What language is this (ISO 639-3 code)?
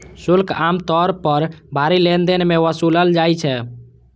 mai